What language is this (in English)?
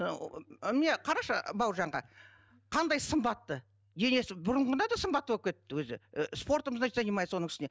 Kazakh